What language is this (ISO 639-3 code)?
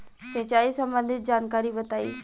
bho